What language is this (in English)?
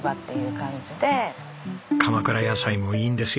Japanese